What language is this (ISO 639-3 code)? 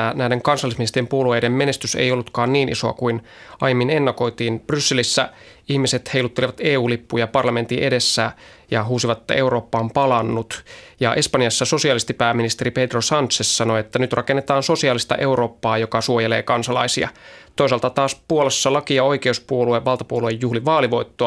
fin